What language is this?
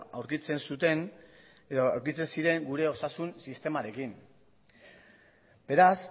Basque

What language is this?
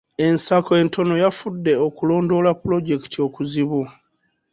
Ganda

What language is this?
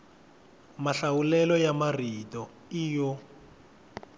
Tsonga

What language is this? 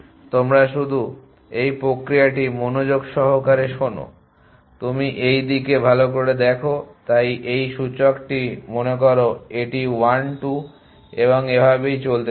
Bangla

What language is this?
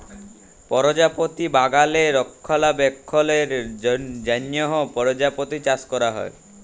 Bangla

